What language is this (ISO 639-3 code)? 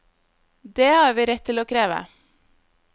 nor